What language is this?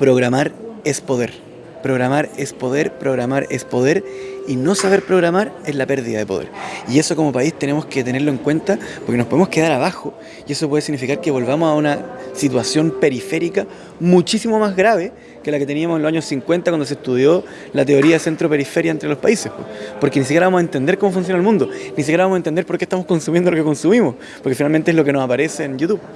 Spanish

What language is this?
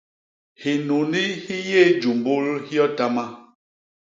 Basaa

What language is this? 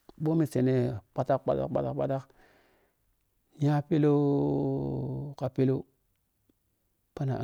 Piya-Kwonci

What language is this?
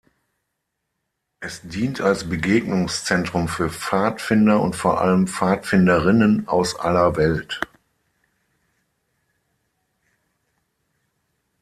German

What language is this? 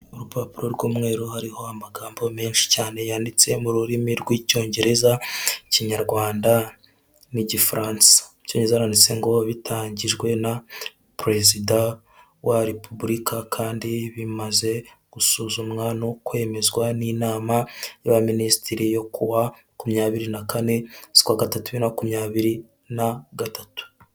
Kinyarwanda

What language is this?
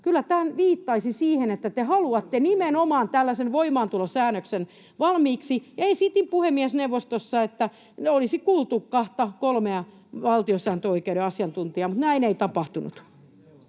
Finnish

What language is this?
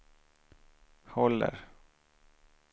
Swedish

